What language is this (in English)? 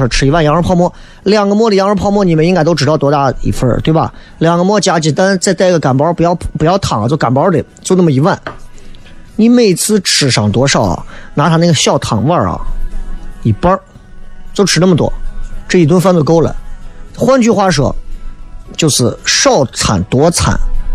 Chinese